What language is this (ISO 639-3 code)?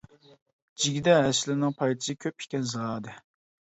uig